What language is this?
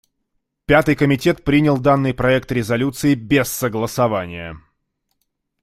Russian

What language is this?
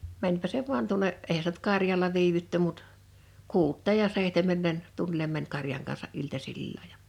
Finnish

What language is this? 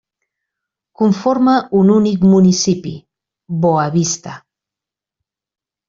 Catalan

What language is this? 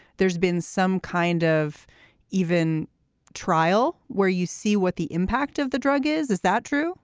English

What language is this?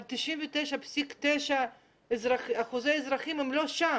Hebrew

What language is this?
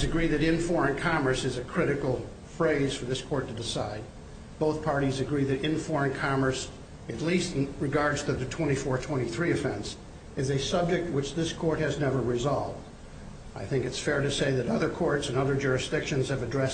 English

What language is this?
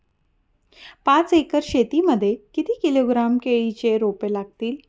Marathi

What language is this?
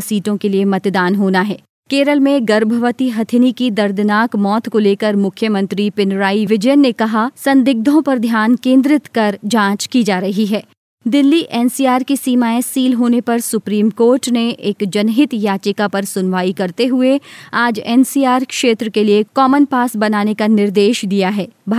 Hindi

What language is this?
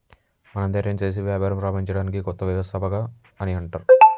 Telugu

